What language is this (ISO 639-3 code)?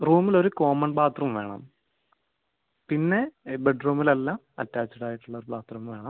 mal